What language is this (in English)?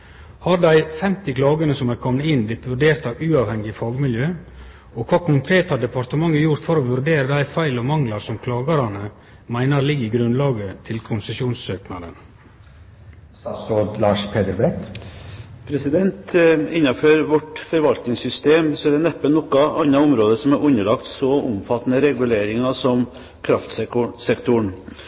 Norwegian